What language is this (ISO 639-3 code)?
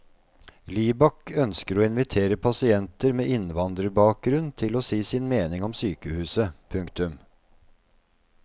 nor